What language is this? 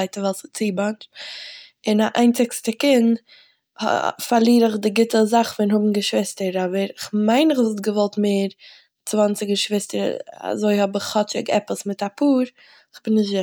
Yiddish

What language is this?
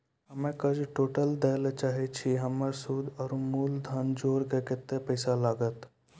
Maithili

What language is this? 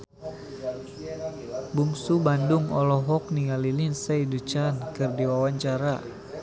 Sundanese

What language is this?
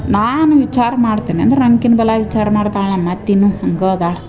Kannada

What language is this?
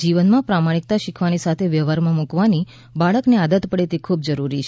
Gujarati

